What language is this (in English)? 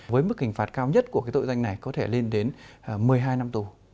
Vietnamese